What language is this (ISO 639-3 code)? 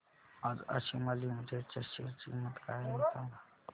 mar